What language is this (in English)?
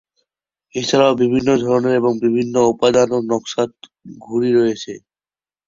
Bangla